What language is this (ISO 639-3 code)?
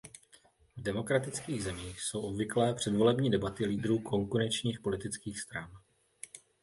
ces